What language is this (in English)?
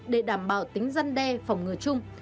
Vietnamese